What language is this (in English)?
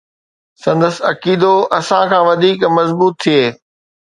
Sindhi